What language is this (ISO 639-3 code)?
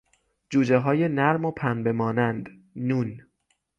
fas